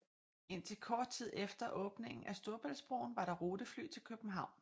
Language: Danish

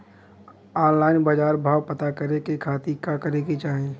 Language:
Bhojpuri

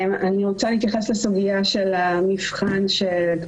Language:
Hebrew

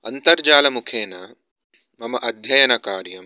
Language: Sanskrit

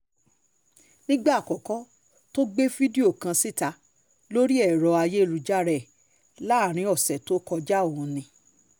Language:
Yoruba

